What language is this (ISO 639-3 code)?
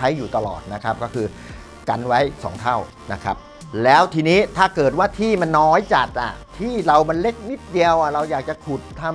tha